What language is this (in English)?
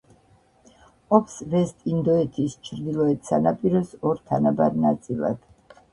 Georgian